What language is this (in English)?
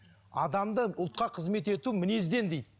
Kazakh